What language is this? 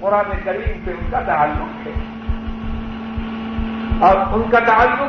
Urdu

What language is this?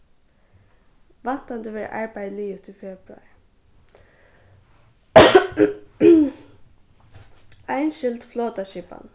Faroese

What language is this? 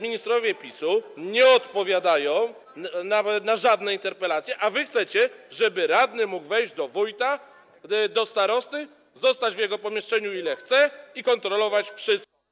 Polish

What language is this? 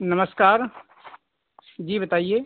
Hindi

